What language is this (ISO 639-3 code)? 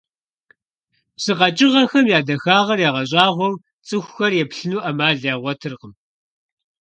kbd